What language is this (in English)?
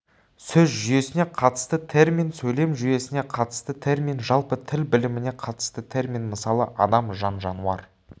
Kazakh